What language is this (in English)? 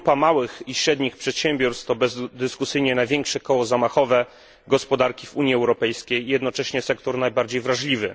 Polish